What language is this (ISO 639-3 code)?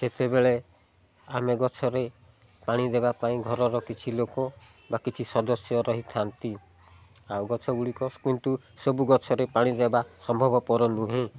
ori